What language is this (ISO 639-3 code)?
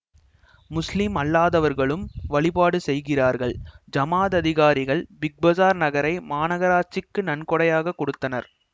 tam